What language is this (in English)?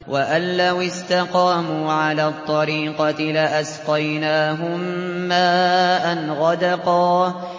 Arabic